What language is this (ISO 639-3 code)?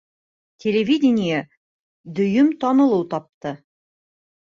bak